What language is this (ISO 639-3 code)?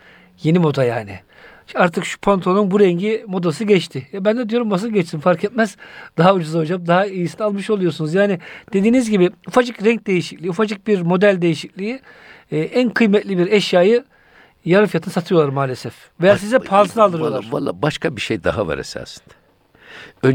tur